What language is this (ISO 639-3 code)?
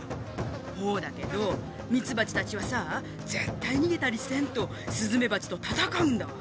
jpn